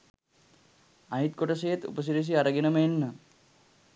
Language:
Sinhala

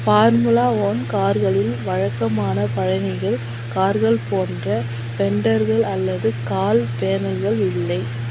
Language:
Tamil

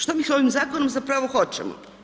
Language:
Croatian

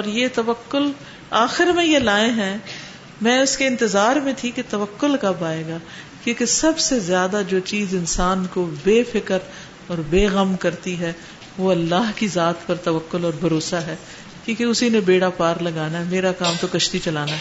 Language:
Urdu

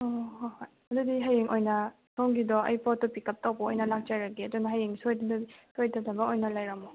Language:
Manipuri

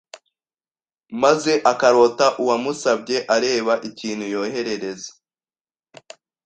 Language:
Kinyarwanda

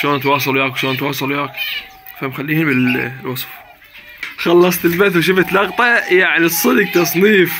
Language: Arabic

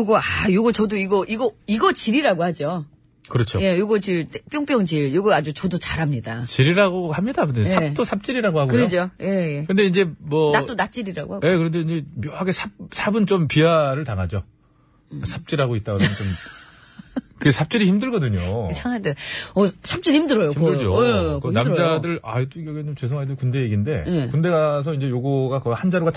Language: Korean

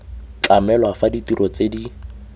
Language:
Tswana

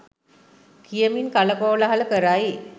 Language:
Sinhala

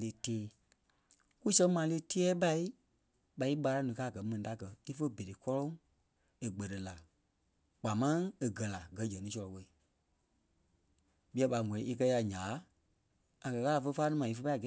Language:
Kpelle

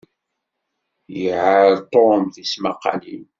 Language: Kabyle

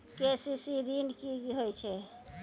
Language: Maithili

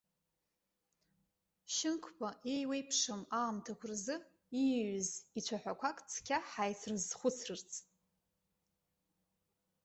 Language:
Abkhazian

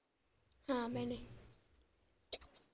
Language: Punjabi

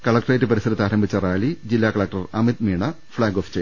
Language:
Malayalam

